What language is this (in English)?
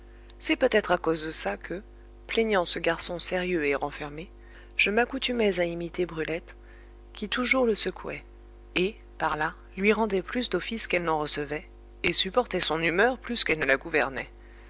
French